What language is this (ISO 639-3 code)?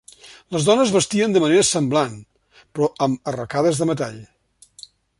cat